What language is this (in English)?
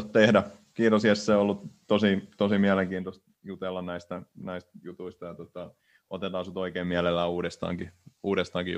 Finnish